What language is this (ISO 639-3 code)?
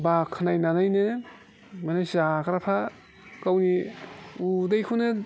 brx